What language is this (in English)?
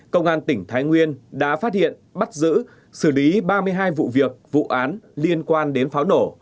Vietnamese